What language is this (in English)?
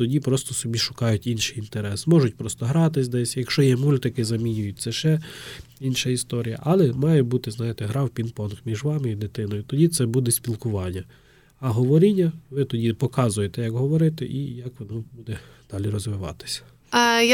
Ukrainian